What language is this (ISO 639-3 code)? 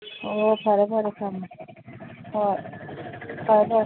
mni